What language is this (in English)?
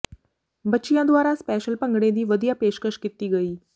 Punjabi